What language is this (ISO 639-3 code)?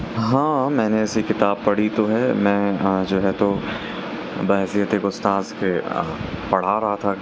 urd